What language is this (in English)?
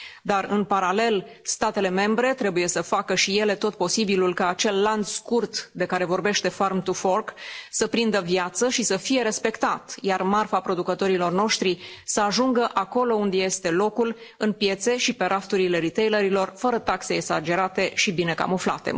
Romanian